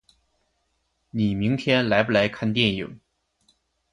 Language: Chinese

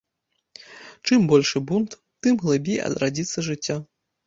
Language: Belarusian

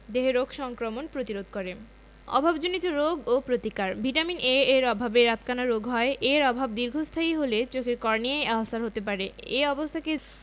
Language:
Bangla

